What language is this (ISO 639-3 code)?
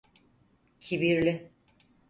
tur